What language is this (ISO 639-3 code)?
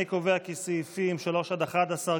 heb